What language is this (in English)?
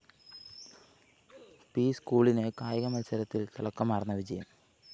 Malayalam